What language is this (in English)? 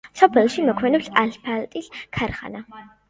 Georgian